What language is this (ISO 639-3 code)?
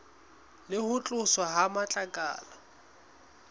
sot